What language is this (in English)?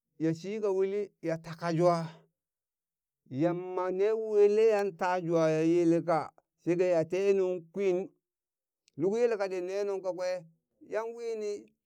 Burak